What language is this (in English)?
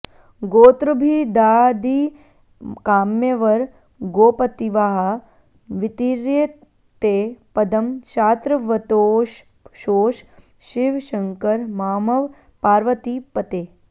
Sanskrit